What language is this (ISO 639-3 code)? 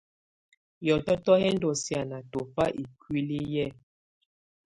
tvu